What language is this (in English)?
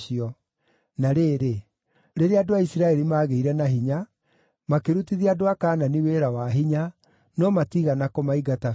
Kikuyu